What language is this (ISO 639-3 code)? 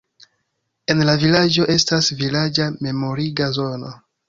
epo